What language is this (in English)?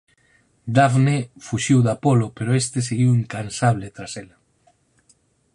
Galician